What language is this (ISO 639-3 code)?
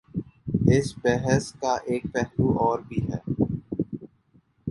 urd